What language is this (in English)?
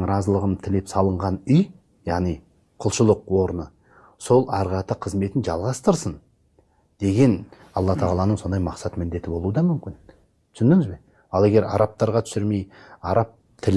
Turkish